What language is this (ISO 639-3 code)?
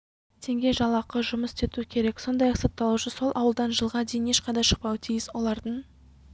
kaz